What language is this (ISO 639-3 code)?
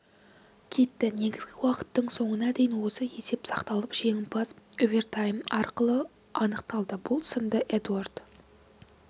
kaz